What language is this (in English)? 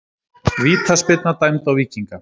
Icelandic